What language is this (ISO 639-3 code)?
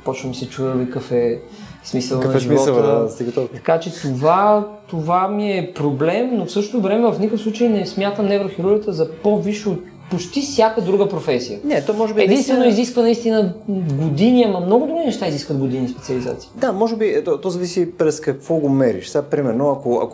bul